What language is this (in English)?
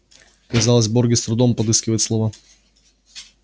Russian